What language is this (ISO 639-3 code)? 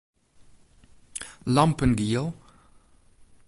fry